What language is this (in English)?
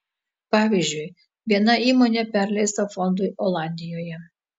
Lithuanian